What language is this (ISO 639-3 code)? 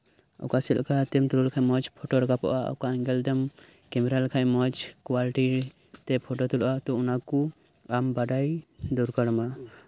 sat